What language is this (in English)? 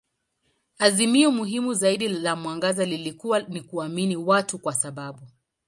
Swahili